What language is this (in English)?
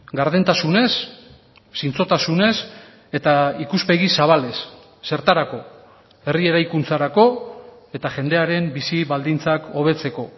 Basque